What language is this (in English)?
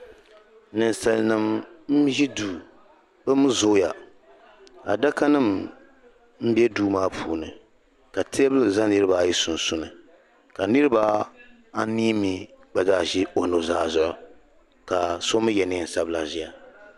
Dagbani